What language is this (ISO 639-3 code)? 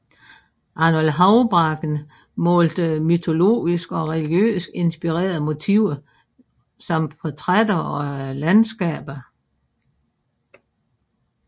dan